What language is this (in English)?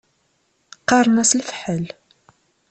Kabyle